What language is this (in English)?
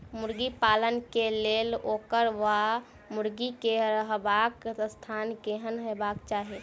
Maithili